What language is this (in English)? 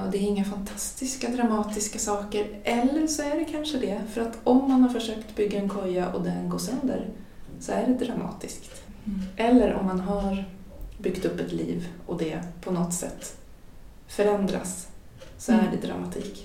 Swedish